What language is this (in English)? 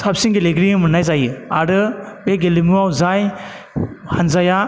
Bodo